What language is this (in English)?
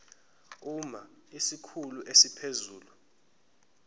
Zulu